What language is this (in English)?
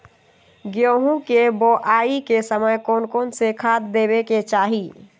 Magahi